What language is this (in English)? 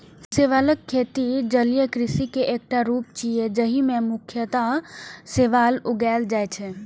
Maithili